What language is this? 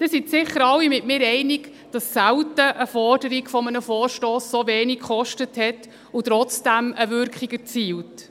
Swiss German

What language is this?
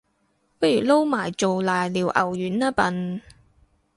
Cantonese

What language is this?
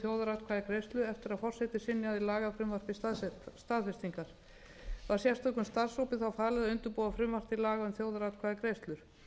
Icelandic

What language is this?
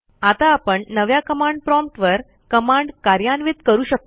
Marathi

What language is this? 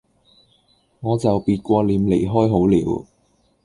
Cantonese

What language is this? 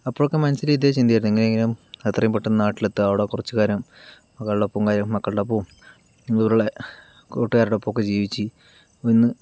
Malayalam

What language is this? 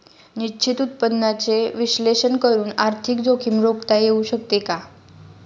Marathi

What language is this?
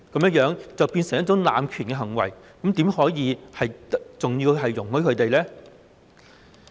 Cantonese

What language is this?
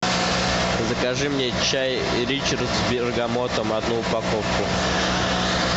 Russian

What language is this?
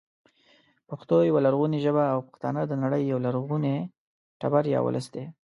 Pashto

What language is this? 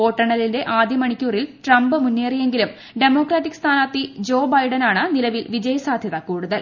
Malayalam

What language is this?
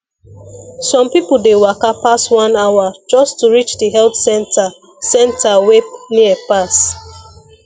Nigerian Pidgin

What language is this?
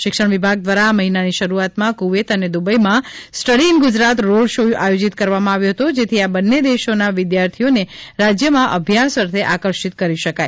Gujarati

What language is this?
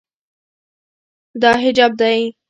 Pashto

